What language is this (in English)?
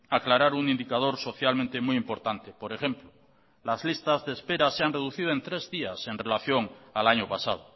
Spanish